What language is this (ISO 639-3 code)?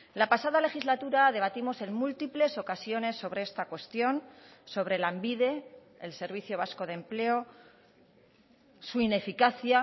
spa